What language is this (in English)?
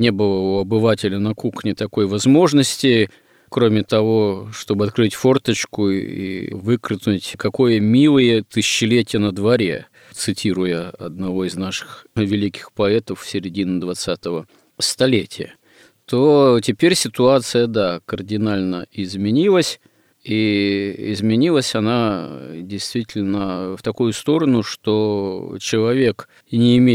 Russian